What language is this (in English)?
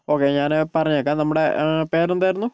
Malayalam